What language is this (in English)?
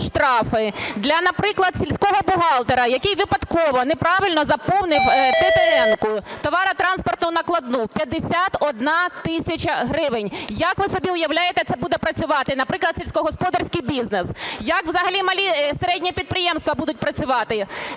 Ukrainian